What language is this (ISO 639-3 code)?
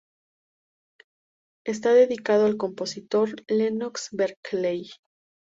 spa